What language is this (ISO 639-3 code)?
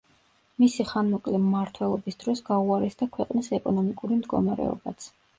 kat